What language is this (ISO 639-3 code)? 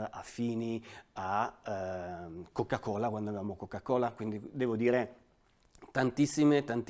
ita